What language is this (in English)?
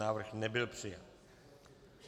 Czech